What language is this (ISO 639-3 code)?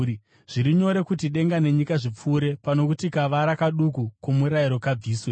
sna